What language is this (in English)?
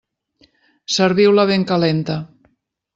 Catalan